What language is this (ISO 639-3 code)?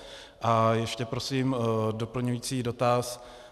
ces